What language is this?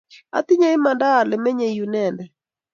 Kalenjin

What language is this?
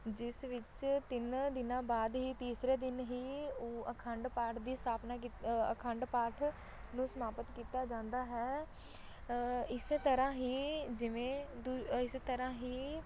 Punjabi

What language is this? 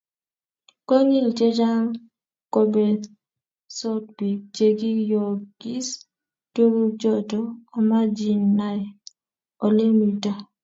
Kalenjin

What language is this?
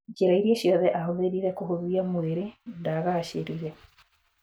Kikuyu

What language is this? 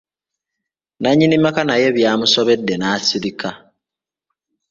Ganda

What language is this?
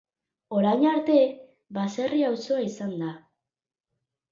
Basque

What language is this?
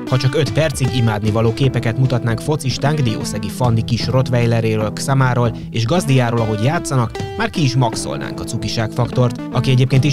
Hungarian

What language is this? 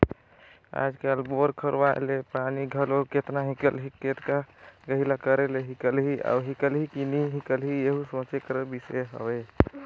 Chhattisgarhi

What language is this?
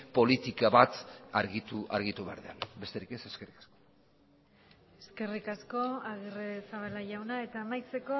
Basque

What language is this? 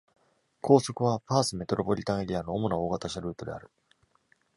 Japanese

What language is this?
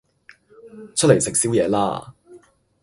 Cantonese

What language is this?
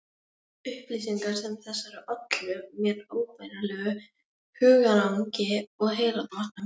Icelandic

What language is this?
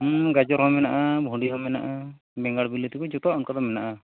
Santali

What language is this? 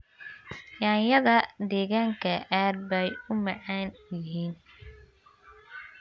Somali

